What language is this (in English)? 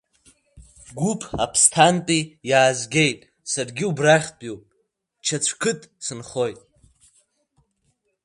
Abkhazian